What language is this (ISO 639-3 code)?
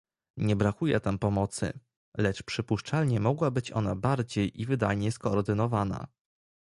pol